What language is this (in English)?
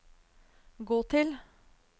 Norwegian